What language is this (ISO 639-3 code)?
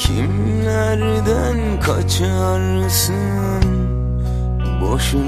ell